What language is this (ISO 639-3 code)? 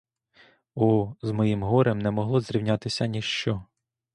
ukr